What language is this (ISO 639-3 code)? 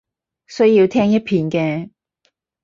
yue